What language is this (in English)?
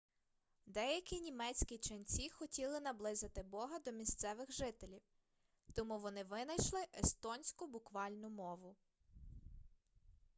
Ukrainian